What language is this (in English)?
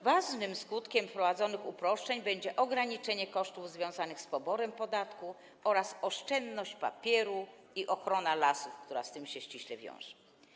Polish